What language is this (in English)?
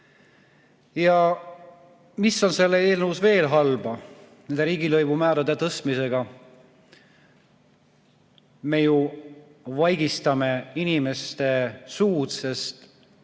Estonian